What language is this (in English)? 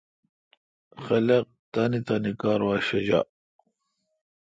Kalkoti